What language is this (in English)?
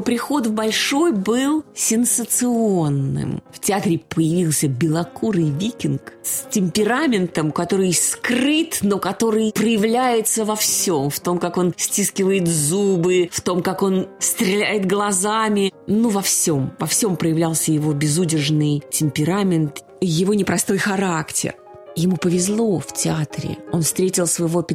Russian